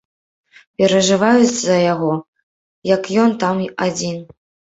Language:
Belarusian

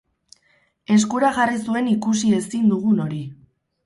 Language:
Basque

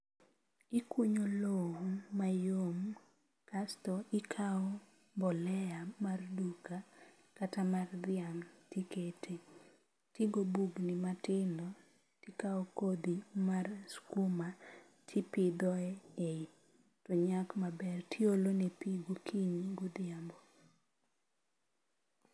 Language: Luo (Kenya and Tanzania)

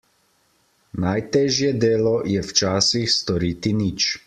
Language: Slovenian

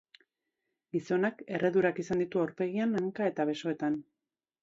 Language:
Basque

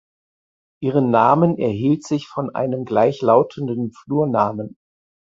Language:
German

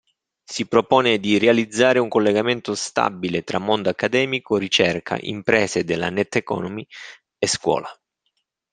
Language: Italian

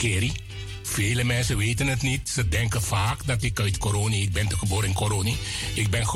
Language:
Dutch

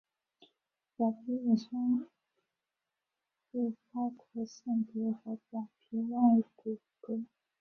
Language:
Chinese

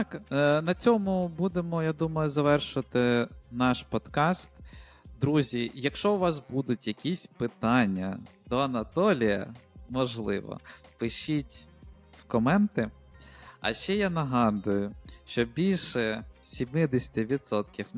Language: Ukrainian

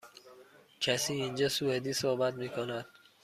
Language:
Persian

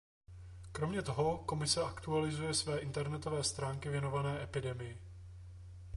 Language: Czech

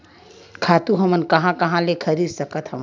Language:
Chhattisgarhi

